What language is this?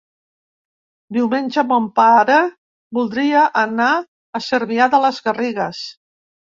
Catalan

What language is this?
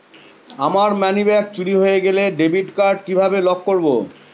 Bangla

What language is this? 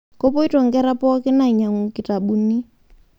Masai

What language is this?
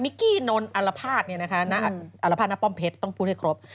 Thai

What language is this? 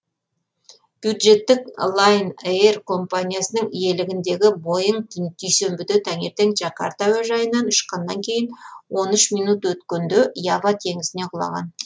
Kazakh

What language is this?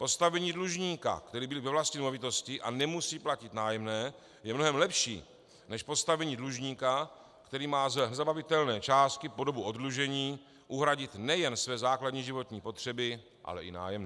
Czech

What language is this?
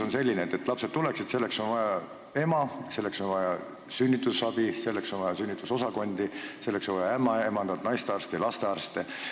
Estonian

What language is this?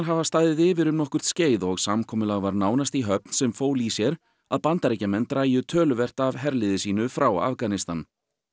Icelandic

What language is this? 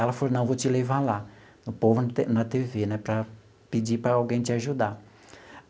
Portuguese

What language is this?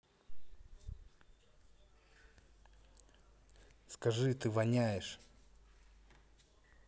Russian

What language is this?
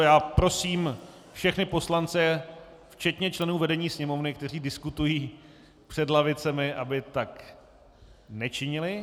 Czech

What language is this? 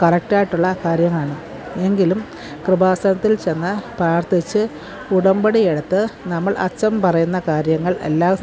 Malayalam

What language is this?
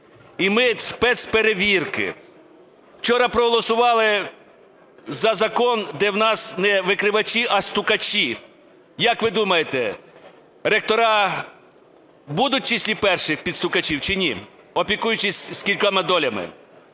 Ukrainian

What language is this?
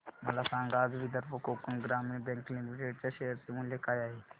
Marathi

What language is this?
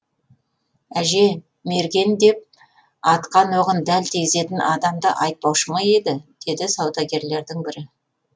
Kazakh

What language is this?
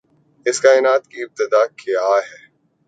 Urdu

